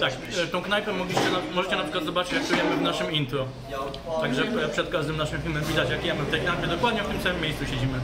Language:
Polish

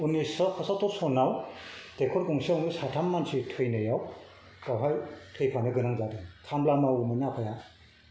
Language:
Bodo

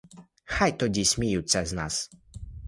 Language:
Ukrainian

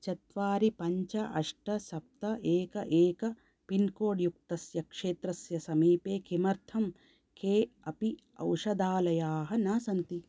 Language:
Sanskrit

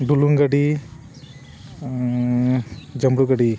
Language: Santali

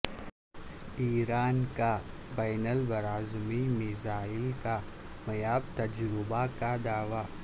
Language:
Urdu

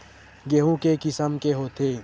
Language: Chhattisgarhi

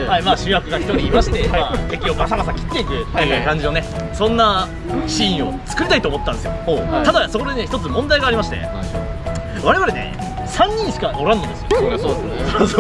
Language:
Japanese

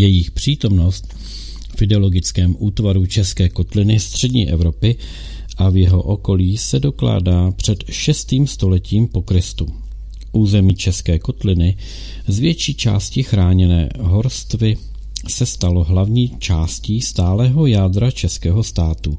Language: Czech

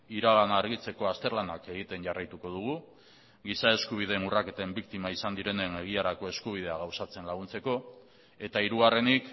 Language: Basque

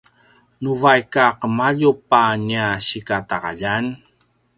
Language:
Paiwan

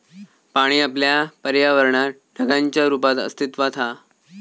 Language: Marathi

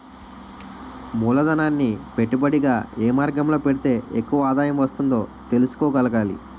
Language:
Telugu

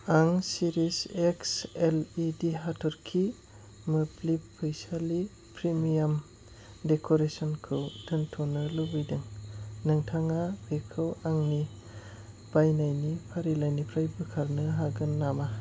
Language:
Bodo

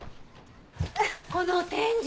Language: Japanese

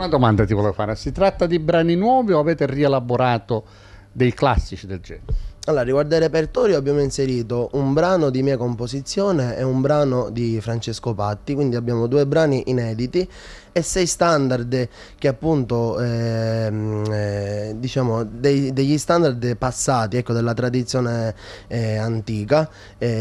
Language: Italian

